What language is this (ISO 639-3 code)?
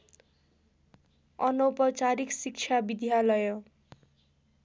nep